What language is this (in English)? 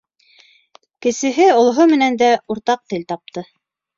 Bashkir